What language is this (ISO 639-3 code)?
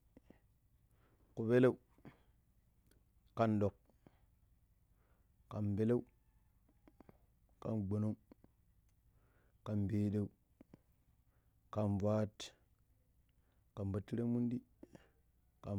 pip